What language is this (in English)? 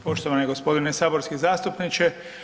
Croatian